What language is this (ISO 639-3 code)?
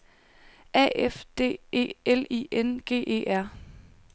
dan